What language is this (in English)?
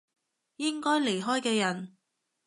Cantonese